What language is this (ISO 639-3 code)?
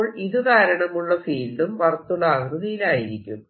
mal